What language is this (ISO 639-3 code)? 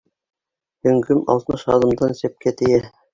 bak